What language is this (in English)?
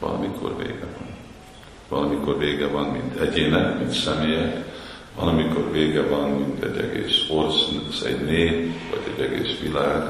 Hungarian